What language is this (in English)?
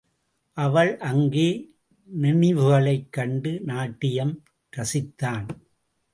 Tamil